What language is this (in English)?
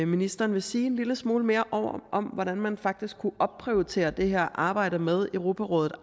Danish